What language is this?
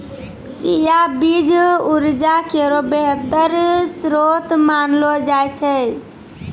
Maithili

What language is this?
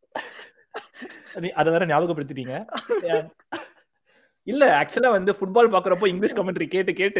Tamil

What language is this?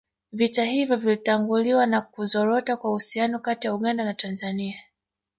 Swahili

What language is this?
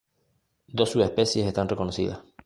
Spanish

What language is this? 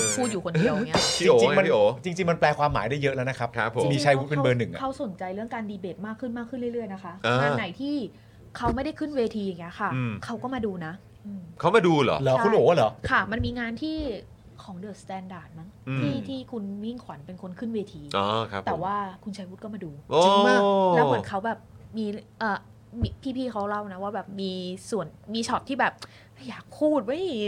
Thai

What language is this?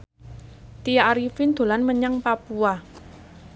Javanese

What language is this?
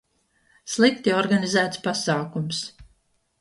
Latvian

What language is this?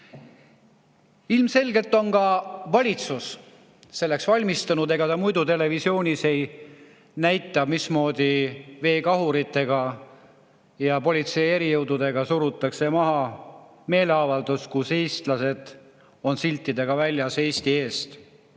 Estonian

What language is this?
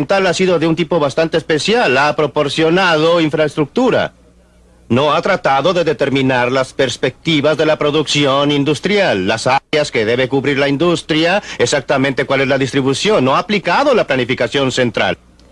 Spanish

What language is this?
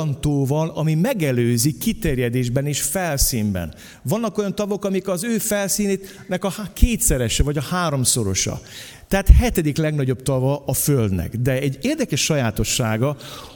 Hungarian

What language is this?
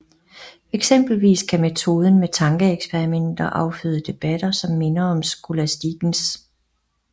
Danish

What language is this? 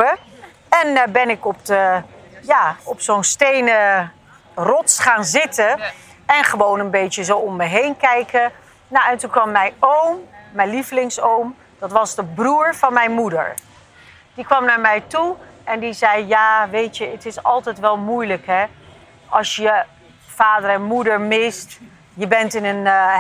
Dutch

